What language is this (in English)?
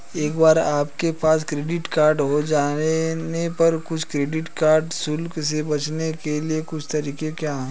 Hindi